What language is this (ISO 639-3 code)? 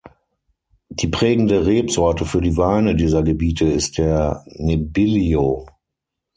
deu